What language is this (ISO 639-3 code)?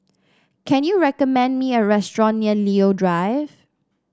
eng